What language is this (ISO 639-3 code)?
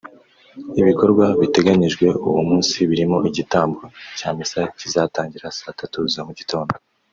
kin